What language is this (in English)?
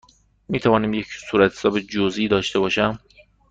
Persian